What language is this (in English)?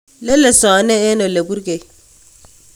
Kalenjin